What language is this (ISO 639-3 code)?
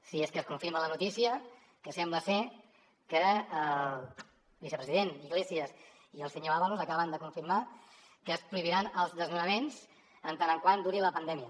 cat